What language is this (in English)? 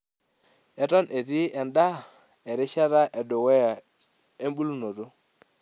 Masai